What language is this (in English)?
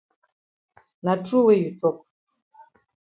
Cameroon Pidgin